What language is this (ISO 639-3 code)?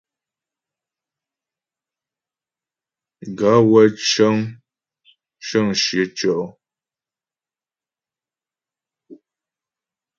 bbj